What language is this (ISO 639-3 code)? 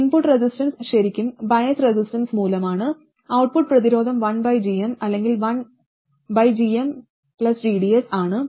mal